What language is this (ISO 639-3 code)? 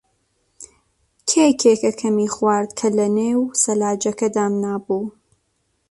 ckb